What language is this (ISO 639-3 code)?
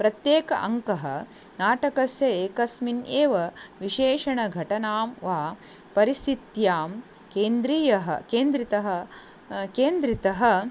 san